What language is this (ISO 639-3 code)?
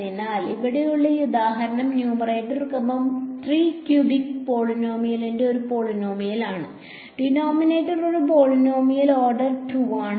mal